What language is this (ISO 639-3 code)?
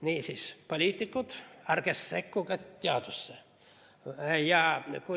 est